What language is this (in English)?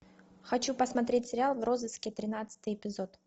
Russian